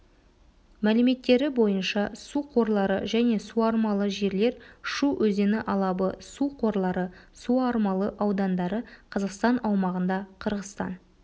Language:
Kazakh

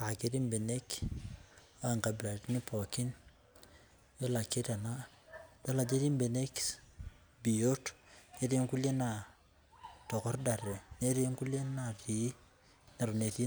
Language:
Masai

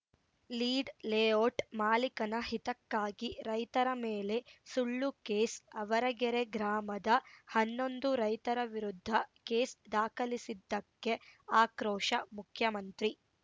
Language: Kannada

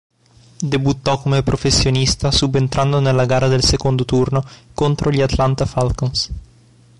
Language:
Italian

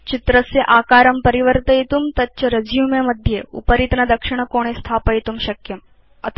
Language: Sanskrit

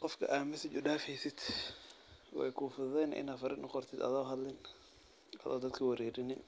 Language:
Somali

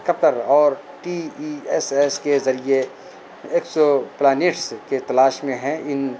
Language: Urdu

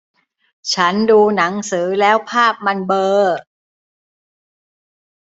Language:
Thai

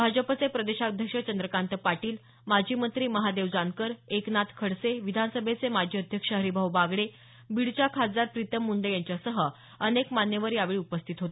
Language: Marathi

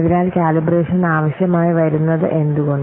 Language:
Malayalam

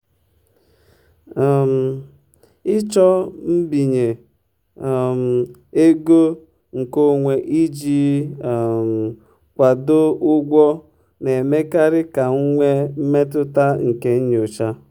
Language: Igbo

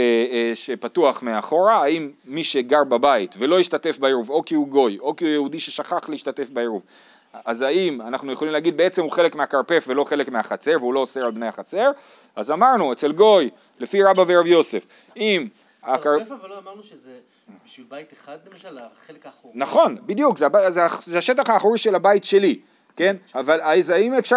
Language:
Hebrew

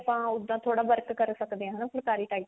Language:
Punjabi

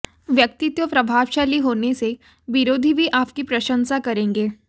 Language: Hindi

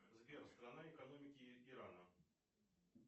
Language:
Russian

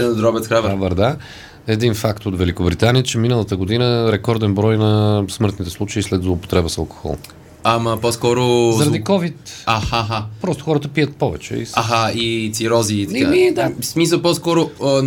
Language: Bulgarian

